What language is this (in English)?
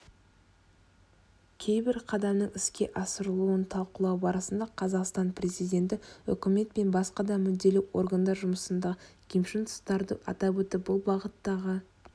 Kazakh